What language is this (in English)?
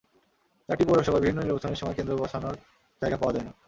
Bangla